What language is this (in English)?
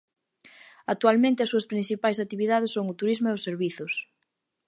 Galician